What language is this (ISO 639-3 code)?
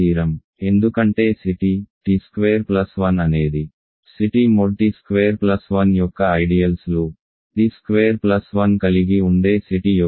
tel